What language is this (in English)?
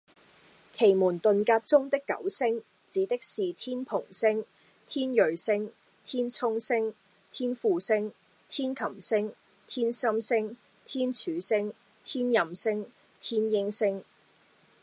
Cantonese